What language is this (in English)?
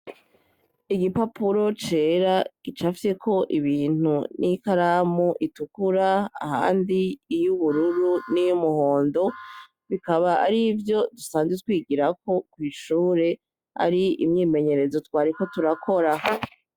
Rundi